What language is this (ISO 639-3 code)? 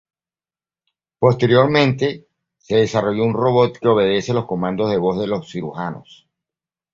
spa